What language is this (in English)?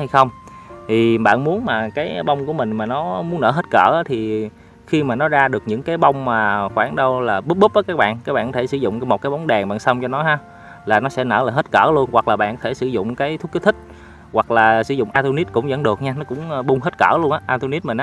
Vietnamese